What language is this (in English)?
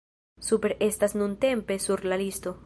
Esperanto